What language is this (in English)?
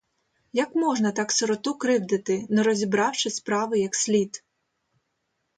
Ukrainian